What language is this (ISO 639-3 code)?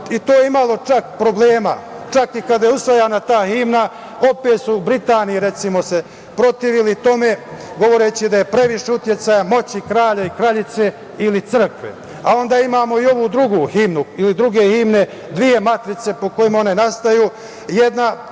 srp